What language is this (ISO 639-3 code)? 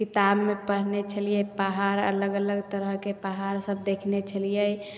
mai